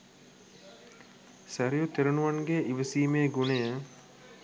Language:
Sinhala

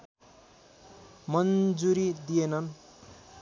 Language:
Nepali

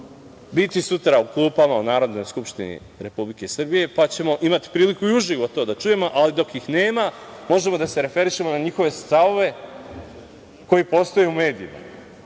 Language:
Serbian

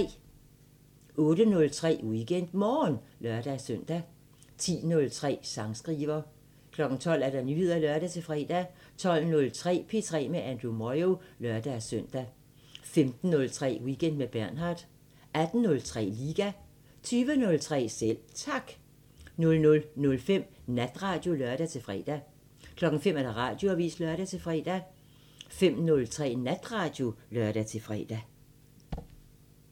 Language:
Danish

